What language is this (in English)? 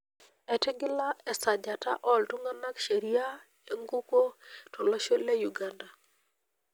Masai